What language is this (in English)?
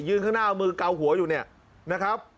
Thai